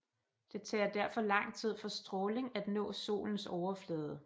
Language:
Danish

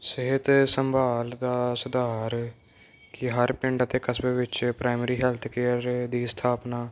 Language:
Punjabi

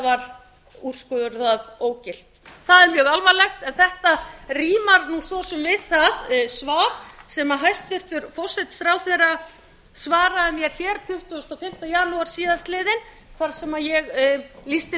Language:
Icelandic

